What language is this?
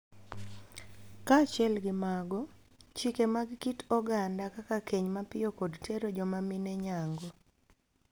Luo (Kenya and Tanzania)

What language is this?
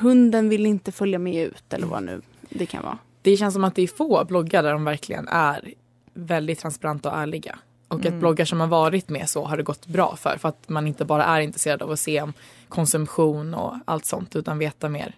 Swedish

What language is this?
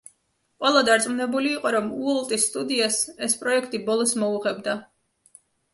Georgian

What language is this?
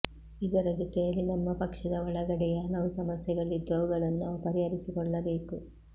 Kannada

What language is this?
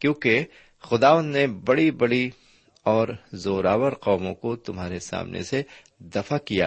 Urdu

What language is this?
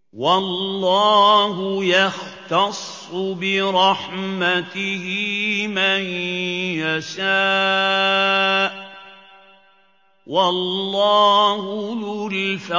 Arabic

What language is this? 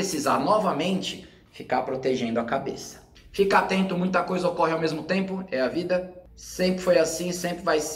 Portuguese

